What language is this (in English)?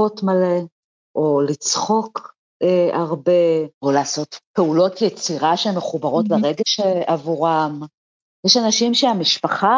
Hebrew